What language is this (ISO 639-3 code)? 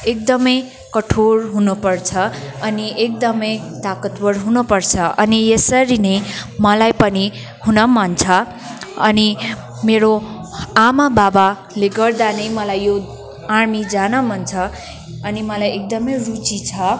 nep